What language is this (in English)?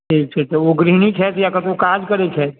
Maithili